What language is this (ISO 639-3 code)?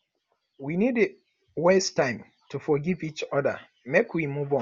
pcm